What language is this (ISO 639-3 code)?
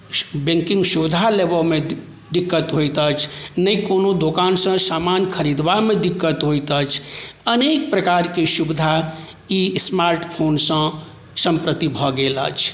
mai